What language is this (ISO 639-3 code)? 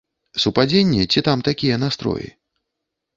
bel